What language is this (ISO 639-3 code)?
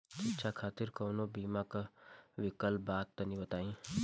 bho